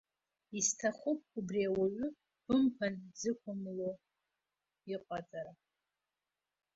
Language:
Abkhazian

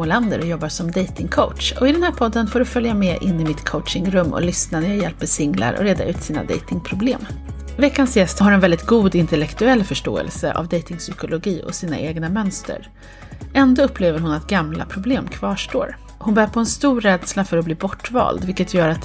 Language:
Swedish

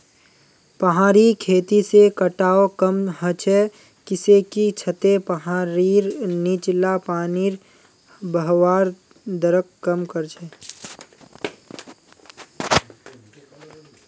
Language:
Magahi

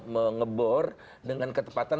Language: Indonesian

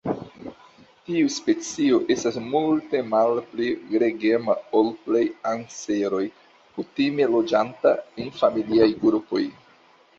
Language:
Esperanto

